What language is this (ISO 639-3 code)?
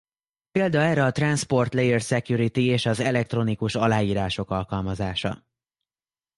hun